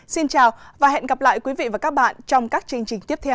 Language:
Vietnamese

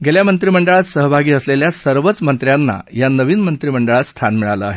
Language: Marathi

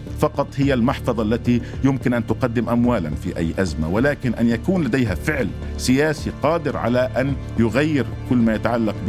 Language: Arabic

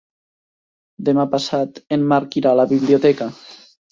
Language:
Catalan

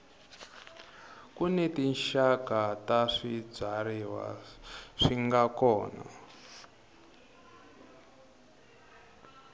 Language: Tsonga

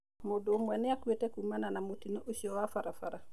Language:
Kikuyu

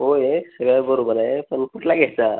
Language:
Marathi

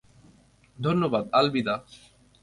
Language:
Bangla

